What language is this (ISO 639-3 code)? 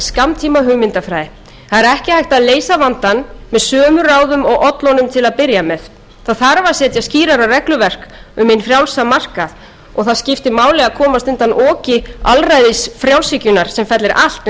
isl